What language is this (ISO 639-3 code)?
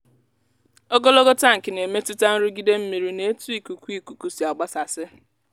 ibo